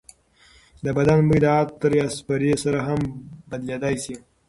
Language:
Pashto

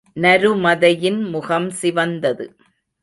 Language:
Tamil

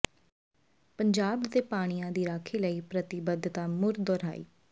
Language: Punjabi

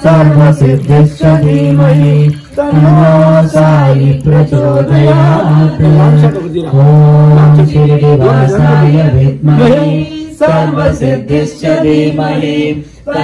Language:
Thai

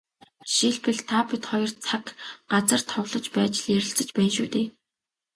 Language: Mongolian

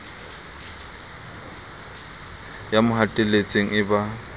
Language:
Southern Sotho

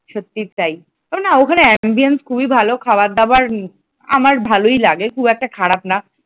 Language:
Bangla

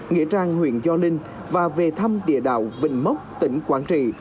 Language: Vietnamese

